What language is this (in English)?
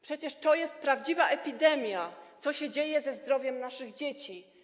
Polish